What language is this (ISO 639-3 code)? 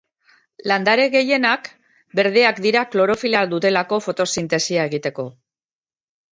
eus